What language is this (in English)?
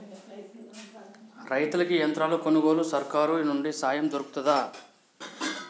Telugu